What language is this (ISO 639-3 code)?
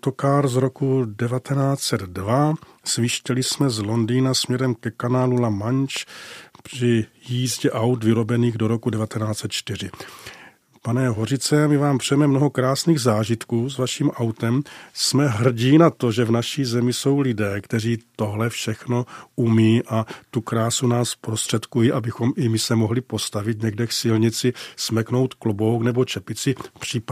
ces